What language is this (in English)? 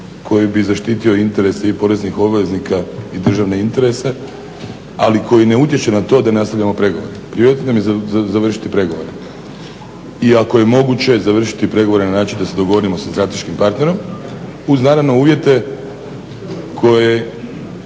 Croatian